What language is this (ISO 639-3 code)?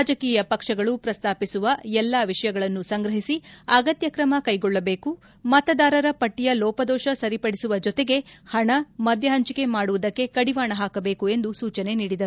kan